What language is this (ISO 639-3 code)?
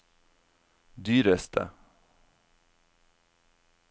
nor